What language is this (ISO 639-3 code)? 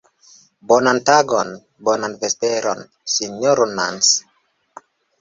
epo